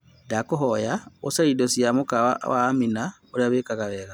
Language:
Kikuyu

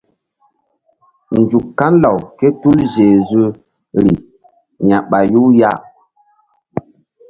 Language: Mbum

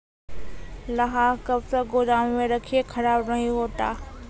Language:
Maithili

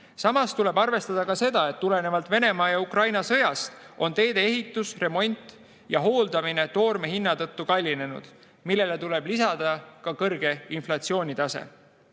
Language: Estonian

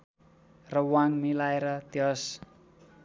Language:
Nepali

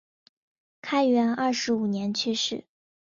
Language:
Chinese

